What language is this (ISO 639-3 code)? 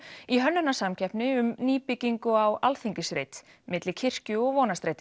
isl